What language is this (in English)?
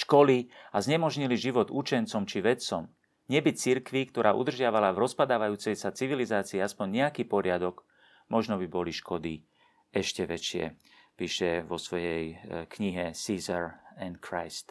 Slovak